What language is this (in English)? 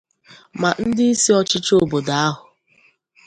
Igbo